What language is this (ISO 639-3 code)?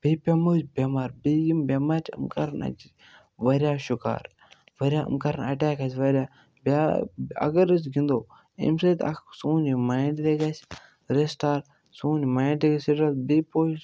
kas